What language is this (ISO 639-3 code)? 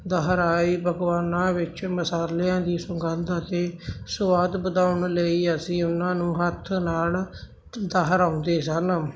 pan